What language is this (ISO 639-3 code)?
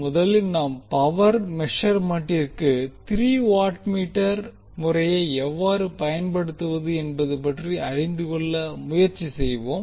tam